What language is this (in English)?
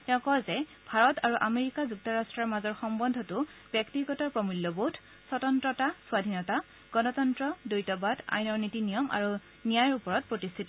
Assamese